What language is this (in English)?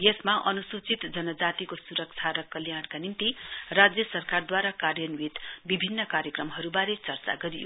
Nepali